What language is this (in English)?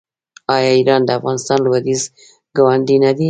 Pashto